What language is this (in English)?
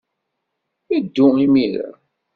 Kabyle